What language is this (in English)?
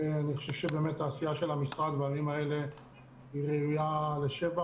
Hebrew